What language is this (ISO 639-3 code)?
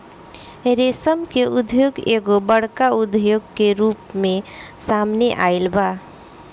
bho